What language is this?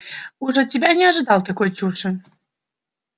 Russian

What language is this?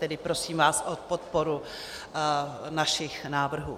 Czech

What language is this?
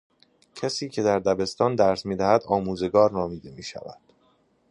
Persian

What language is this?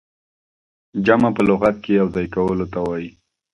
Pashto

